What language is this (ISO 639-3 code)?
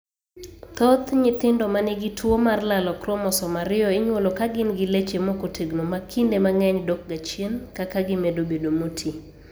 luo